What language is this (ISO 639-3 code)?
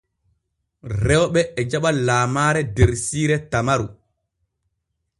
fue